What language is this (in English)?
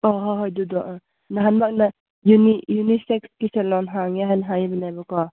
Manipuri